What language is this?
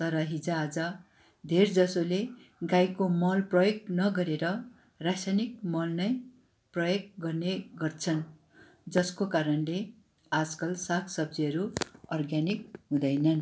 Nepali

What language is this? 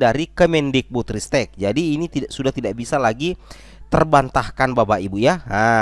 Indonesian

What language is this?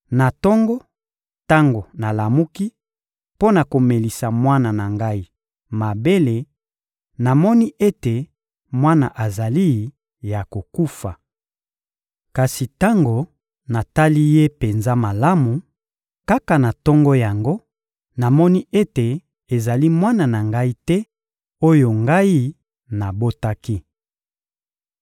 Lingala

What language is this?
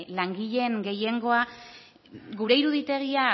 Basque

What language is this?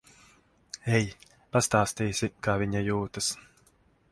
Latvian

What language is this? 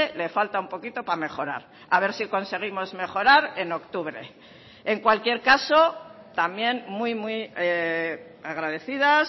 Spanish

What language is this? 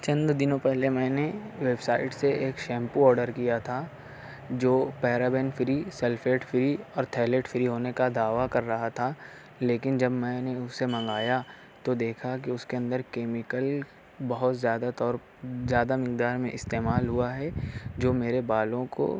Urdu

